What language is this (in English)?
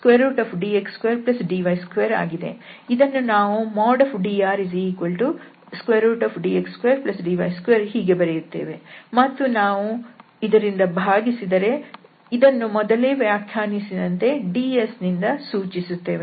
Kannada